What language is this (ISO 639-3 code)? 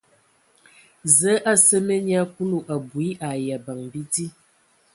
ewo